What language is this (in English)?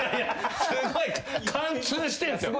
Japanese